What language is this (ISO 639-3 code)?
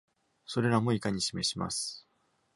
jpn